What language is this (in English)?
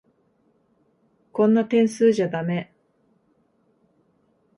Japanese